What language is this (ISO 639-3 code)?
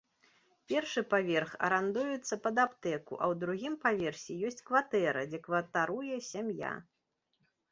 bel